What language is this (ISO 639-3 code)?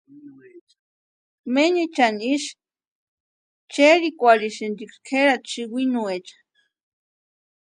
pua